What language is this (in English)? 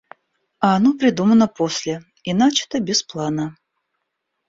Russian